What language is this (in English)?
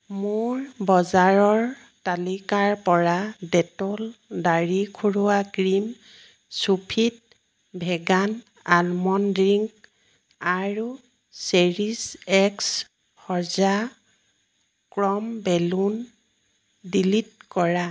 Assamese